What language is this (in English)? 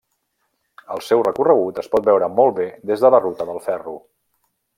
Catalan